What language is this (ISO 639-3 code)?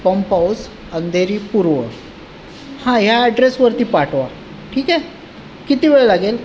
mar